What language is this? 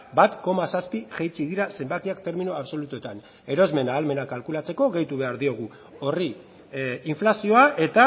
Basque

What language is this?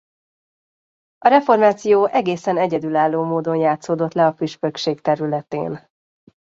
Hungarian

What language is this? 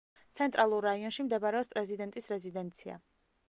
Georgian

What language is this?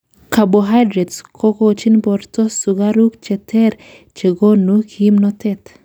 Kalenjin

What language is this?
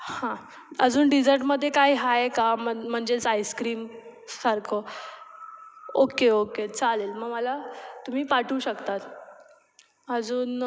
Marathi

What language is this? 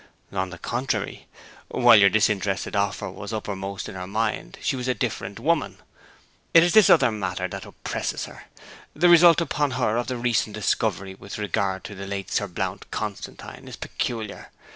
English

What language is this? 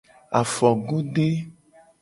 Gen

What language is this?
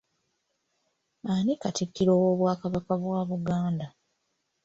Ganda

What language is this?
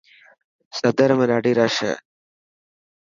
Dhatki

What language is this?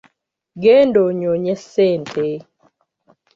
Ganda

